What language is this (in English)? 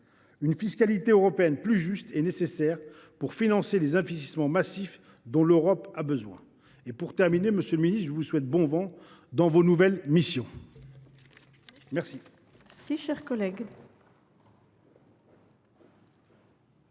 French